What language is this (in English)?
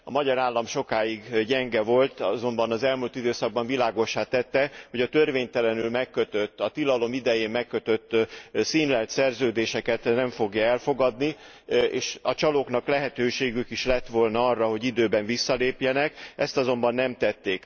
Hungarian